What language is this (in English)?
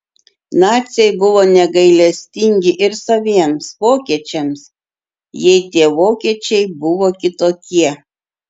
Lithuanian